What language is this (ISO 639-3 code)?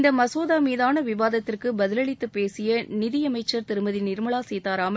tam